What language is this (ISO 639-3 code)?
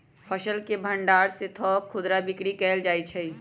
mag